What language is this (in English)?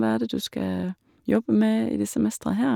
Norwegian